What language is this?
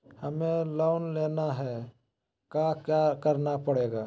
Magahi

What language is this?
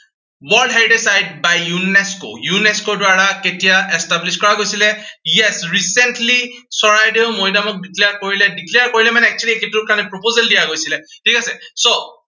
Assamese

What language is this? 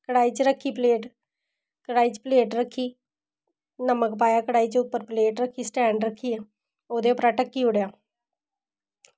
Dogri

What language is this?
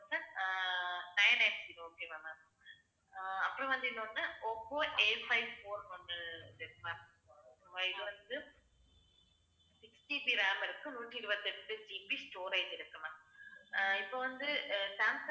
Tamil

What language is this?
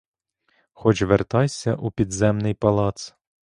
Ukrainian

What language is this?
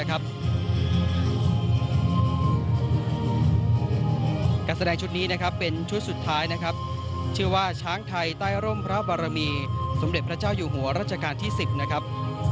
Thai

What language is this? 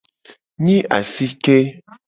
Gen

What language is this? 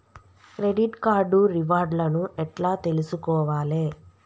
Telugu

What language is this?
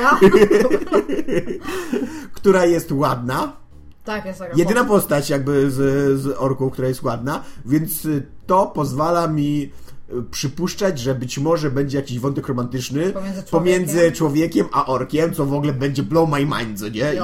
Polish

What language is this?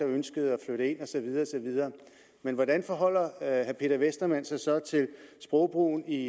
Danish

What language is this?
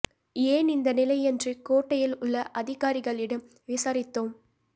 Tamil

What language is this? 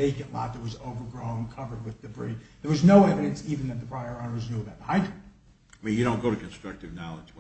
English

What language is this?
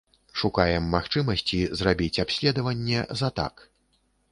Belarusian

